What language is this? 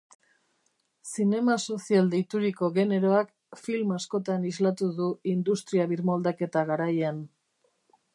Basque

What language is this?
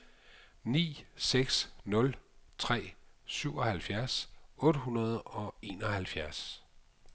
Danish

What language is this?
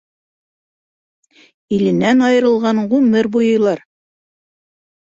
Bashkir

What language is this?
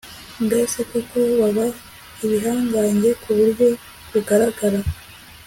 Kinyarwanda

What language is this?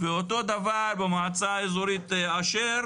Hebrew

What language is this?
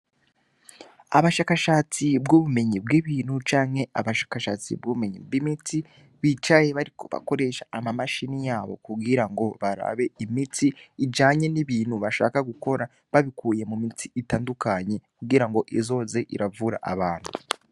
Rundi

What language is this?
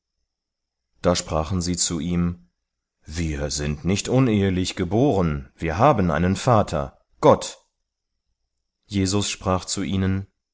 German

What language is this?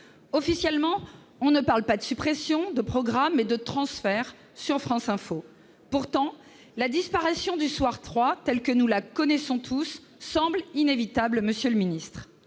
French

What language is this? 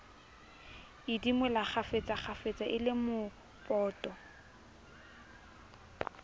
Southern Sotho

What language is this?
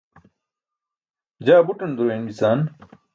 Burushaski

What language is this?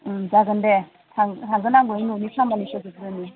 Bodo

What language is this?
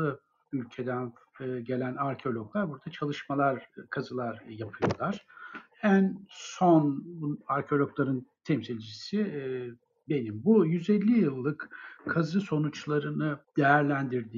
Turkish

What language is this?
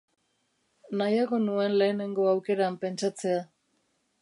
Basque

